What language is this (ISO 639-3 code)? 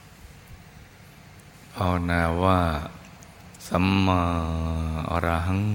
tha